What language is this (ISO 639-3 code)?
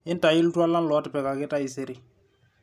mas